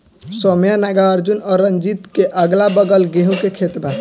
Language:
Bhojpuri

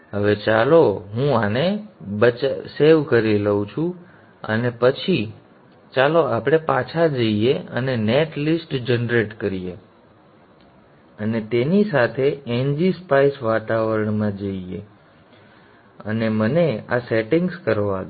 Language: Gujarati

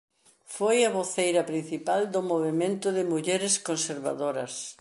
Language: Galician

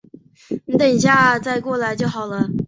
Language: Chinese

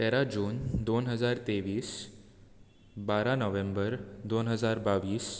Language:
Konkani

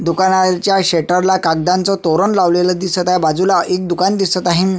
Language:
Marathi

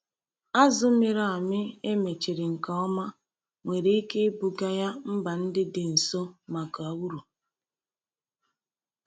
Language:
Igbo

